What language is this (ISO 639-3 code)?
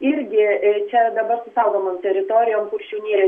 lit